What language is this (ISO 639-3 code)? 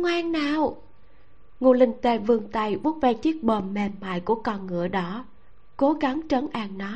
vie